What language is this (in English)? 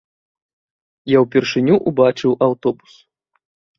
Belarusian